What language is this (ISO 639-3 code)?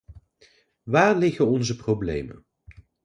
nld